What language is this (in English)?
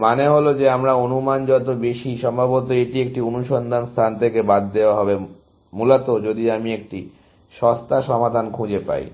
Bangla